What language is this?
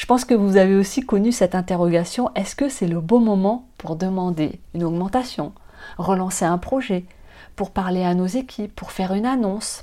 French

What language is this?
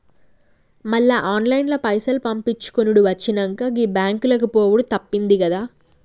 Telugu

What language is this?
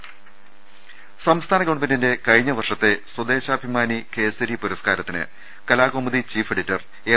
Malayalam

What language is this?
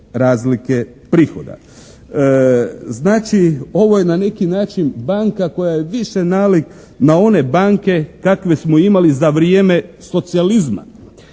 Croatian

